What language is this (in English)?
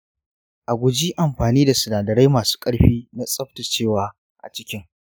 Hausa